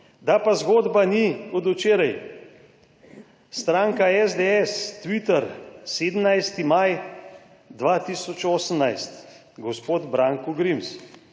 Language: Slovenian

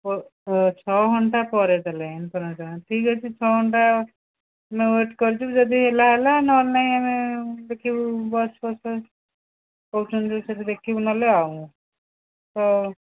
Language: Odia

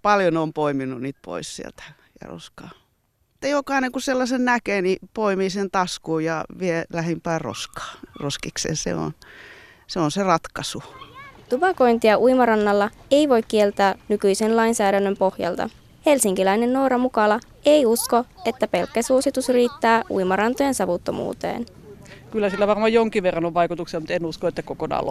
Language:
Finnish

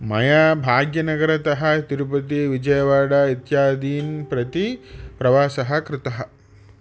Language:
Sanskrit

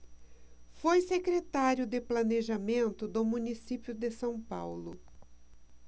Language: Portuguese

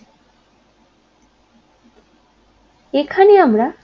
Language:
Bangla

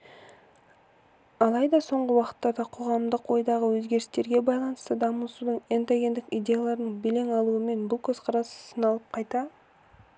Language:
Kazakh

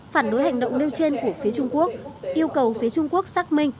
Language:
Vietnamese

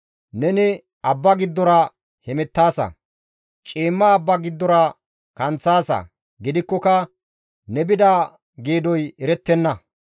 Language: Gamo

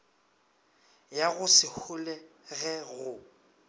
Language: Northern Sotho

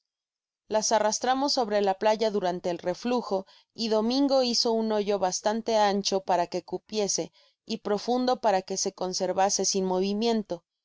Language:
Spanish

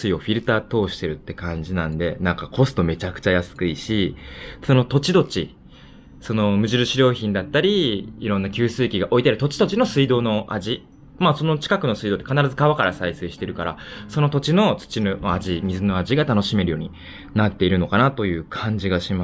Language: Japanese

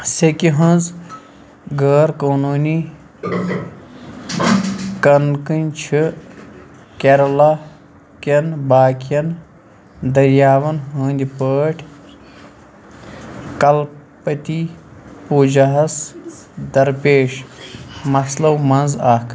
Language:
Kashmiri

